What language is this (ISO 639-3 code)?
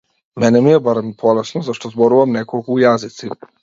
mkd